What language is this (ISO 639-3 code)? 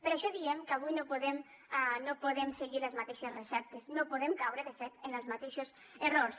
cat